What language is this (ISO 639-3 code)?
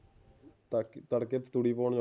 pan